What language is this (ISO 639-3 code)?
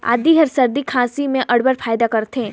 hne